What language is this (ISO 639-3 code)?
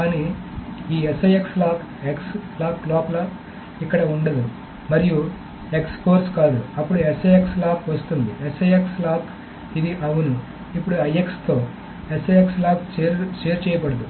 tel